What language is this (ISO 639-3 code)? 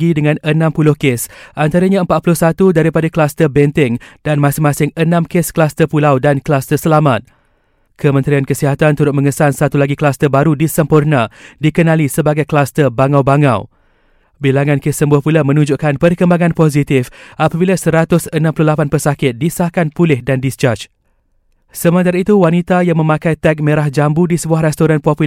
msa